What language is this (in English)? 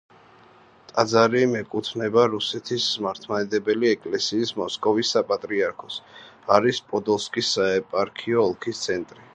Georgian